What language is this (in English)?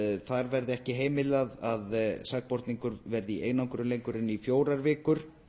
Icelandic